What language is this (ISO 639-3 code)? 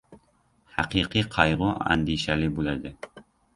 uzb